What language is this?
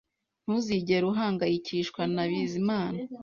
Kinyarwanda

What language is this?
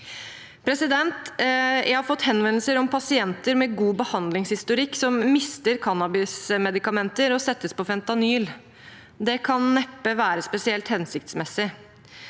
Norwegian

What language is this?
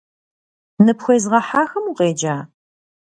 Kabardian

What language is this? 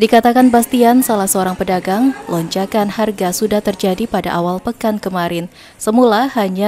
Indonesian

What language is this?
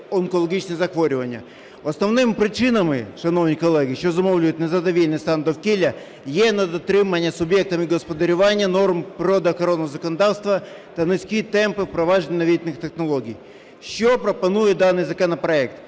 Ukrainian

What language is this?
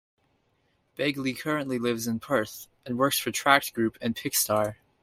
English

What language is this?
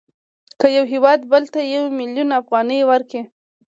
Pashto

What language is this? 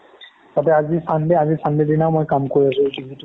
Assamese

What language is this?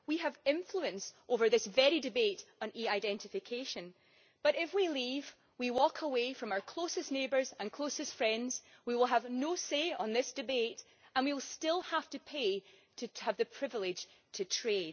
English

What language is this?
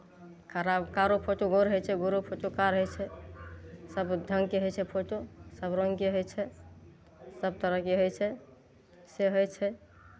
Maithili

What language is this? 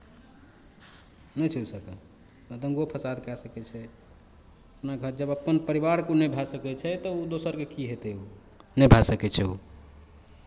Maithili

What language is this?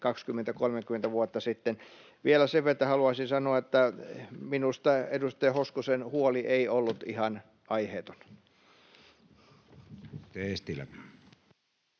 Finnish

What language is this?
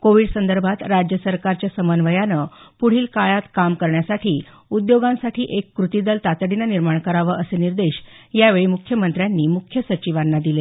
Marathi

